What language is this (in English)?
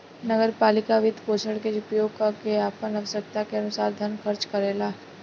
Bhojpuri